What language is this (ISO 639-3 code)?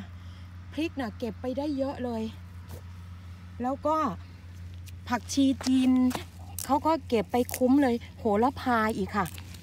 tha